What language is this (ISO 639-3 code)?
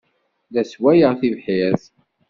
kab